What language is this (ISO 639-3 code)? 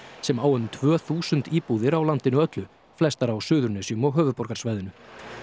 isl